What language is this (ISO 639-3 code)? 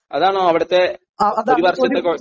mal